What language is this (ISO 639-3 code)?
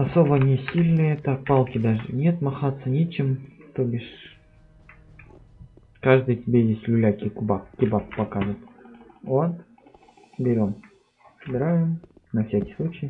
rus